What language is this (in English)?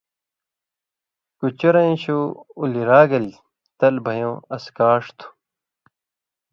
Indus Kohistani